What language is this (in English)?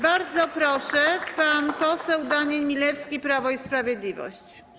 Polish